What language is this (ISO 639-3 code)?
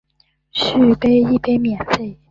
zho